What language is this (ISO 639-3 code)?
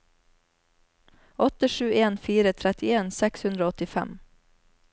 nor